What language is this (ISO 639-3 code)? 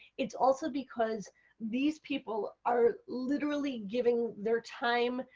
eng